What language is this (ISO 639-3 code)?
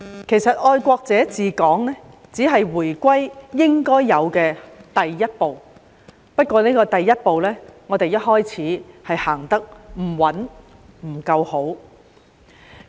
yue